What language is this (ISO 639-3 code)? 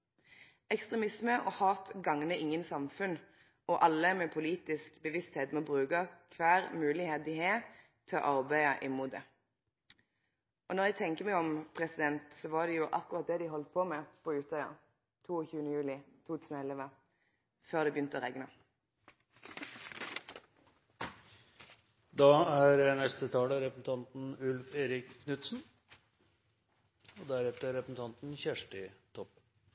nno